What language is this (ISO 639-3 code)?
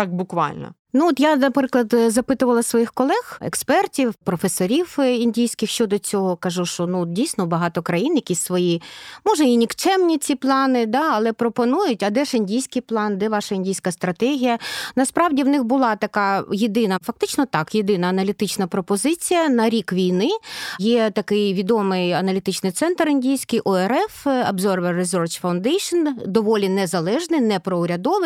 ukr